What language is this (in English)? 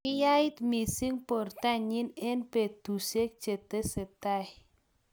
Kalenjin